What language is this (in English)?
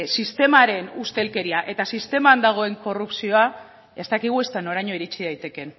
Basque